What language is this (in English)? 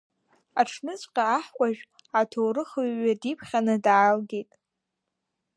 Abkhazian